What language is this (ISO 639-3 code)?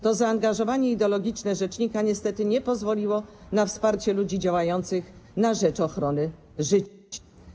pol